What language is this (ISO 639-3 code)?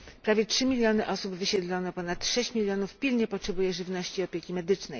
pol